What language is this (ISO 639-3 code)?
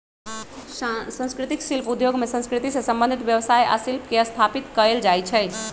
mag